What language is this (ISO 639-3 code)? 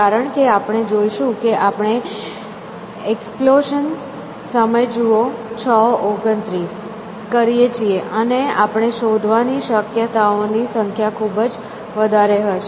guj